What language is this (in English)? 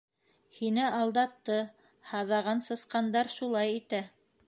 Bashkir